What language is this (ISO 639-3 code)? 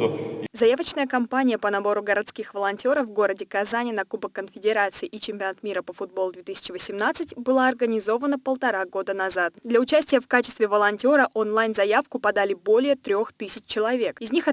rus